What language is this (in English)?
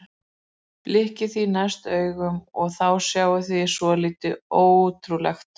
Icelandic